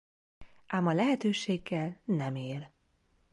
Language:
Hungarian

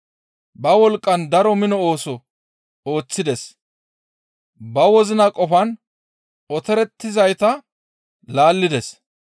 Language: Gamo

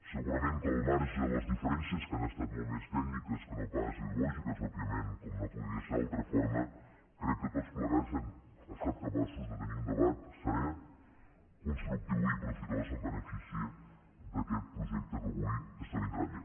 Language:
Catalan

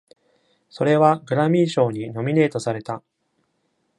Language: Japanese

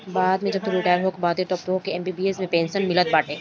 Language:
Bhojpuri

